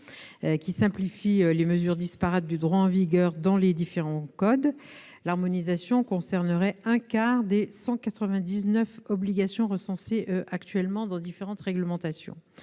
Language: French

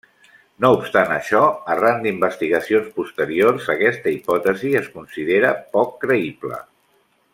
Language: Catalan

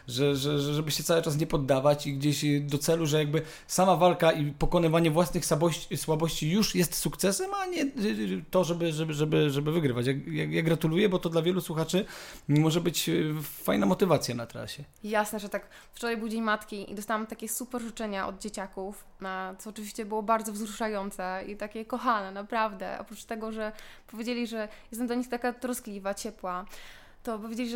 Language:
Polish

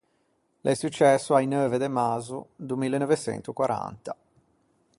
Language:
Ligurian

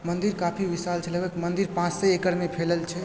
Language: Maithili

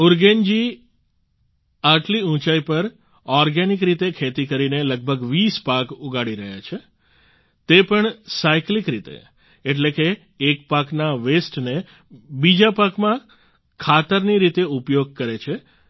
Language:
Gujarati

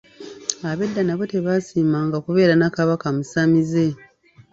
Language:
Ganda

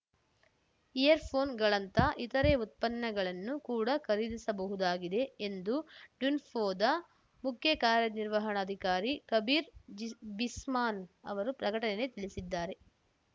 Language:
Kannada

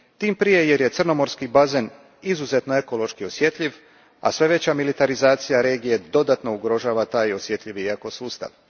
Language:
Croatian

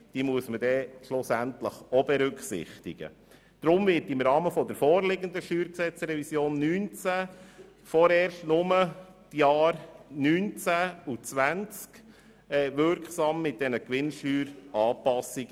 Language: Swiss German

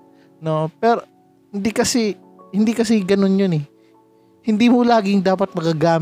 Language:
Filipino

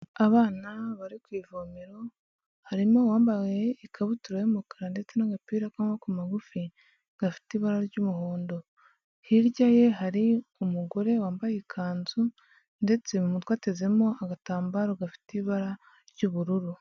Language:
Kinyarwanda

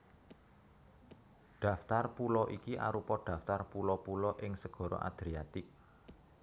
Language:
Javanese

